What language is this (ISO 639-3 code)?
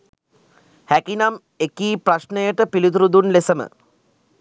sin